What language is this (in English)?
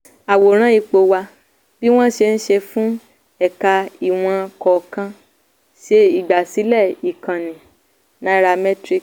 Yoruba